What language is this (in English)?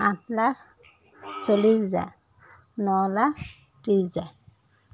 Assamese